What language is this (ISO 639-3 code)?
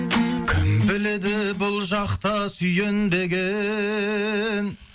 kaz